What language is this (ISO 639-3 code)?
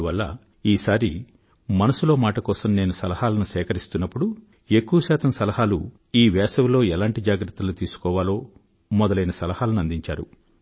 tel